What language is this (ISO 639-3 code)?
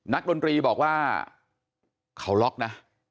tha